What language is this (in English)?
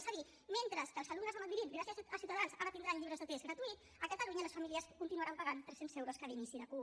Catalan